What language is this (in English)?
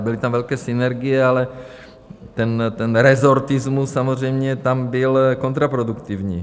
Czech